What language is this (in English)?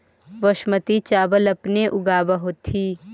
Magahi